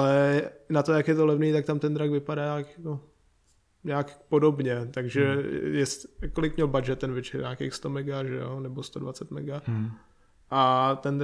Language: Czech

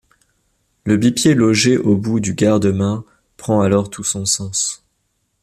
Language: French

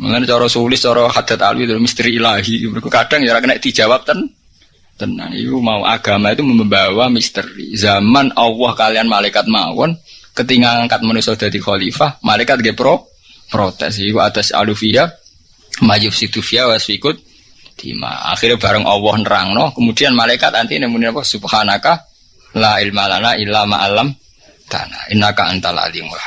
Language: Indonesian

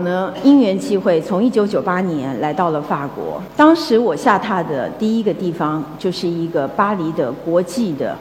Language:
Chinese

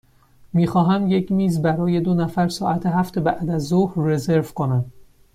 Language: Persian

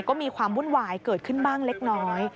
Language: Thai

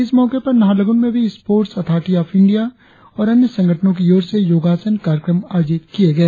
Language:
Hindi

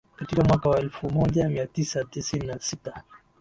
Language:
Swahili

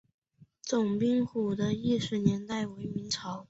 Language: Chinese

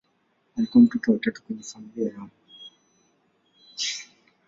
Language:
Swahili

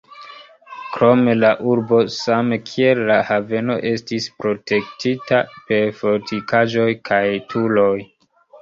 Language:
Esperanto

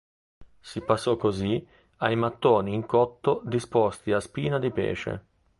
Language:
Italian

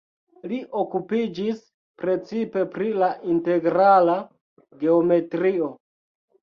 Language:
Esperanto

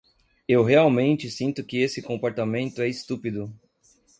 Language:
Portuguese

